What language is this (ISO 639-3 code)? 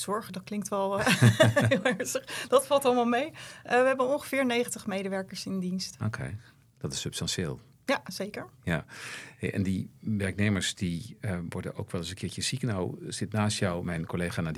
nld